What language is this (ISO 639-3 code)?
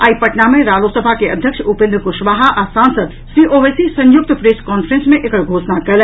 mai